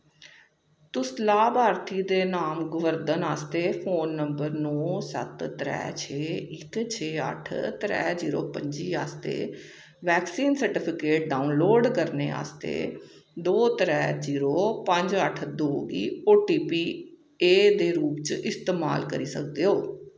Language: Dogri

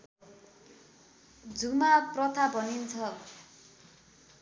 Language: Nepali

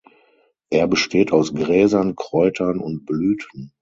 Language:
German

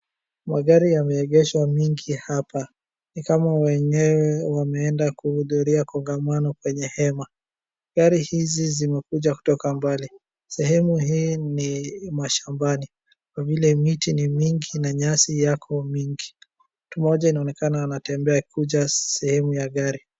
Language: Swahili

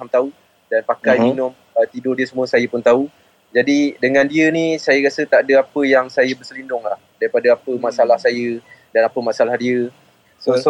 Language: Malay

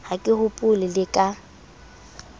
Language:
Southern Sotho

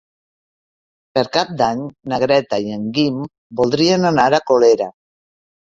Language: Catalan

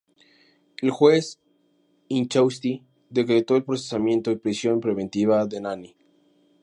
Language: Spanish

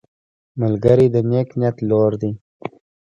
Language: Pashto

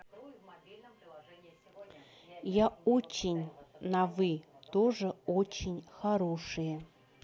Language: Russian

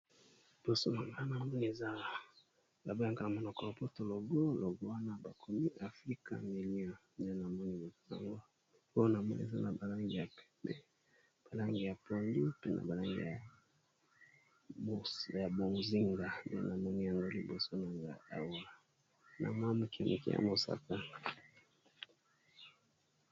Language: Lingala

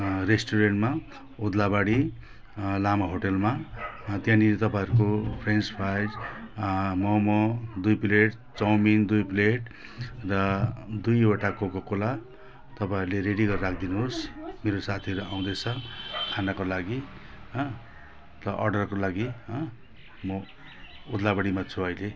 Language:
Nepali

